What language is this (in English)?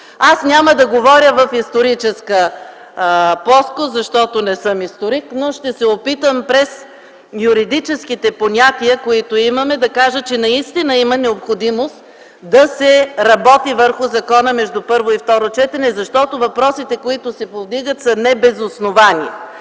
Bulgarian